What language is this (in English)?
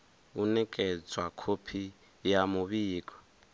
Venda